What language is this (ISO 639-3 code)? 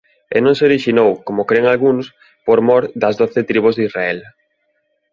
glg